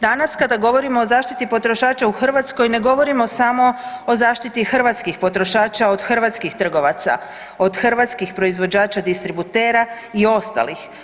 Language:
Croatian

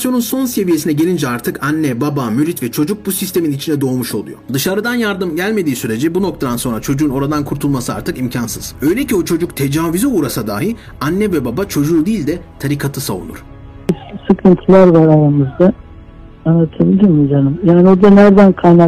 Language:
Turkish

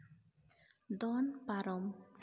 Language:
Santali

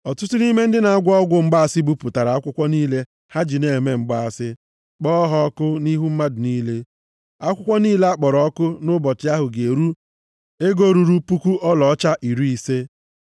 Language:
Igbo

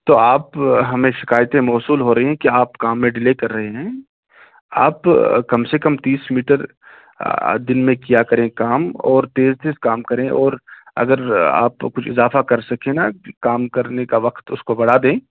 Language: Urdu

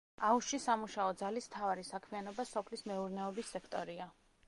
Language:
Georgian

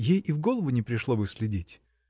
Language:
Russian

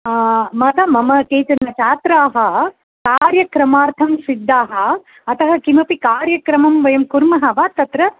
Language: Sanskrit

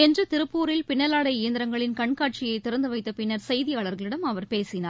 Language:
Tamil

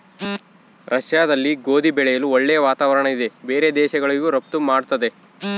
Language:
Kannada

